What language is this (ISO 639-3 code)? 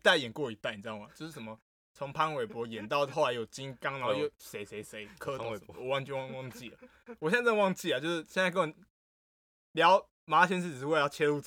zho